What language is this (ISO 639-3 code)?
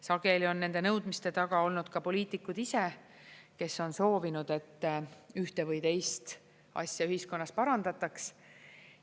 est